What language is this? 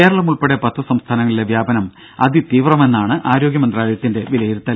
Malayalam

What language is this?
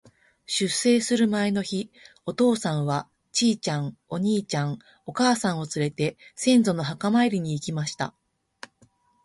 Japanese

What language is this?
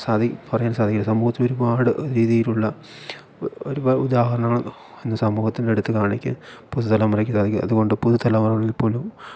Malayalam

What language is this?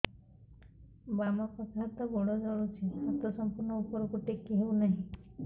Odia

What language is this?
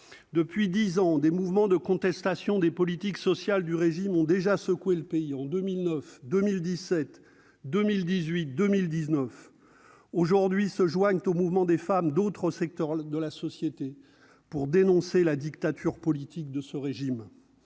French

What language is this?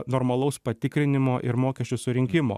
Lithuanian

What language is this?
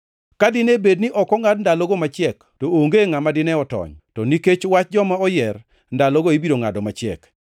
Luo (Kenya and Tanzania)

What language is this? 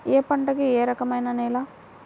Telugu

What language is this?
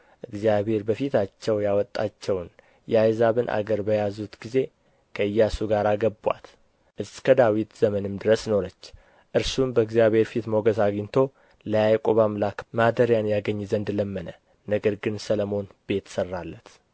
Amharic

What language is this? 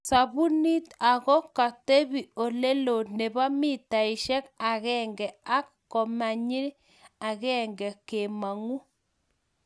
Kalenjin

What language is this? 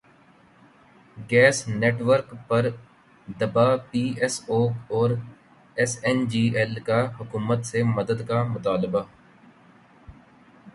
Urdu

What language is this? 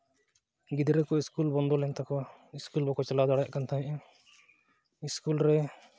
Santali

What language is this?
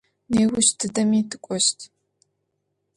Adyghe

